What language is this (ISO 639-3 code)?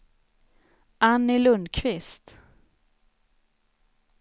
swe